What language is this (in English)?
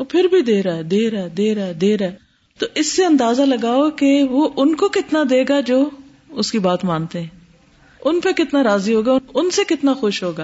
Urdu